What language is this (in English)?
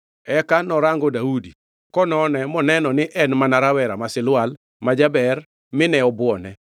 Luo (Kenya and Tanzania)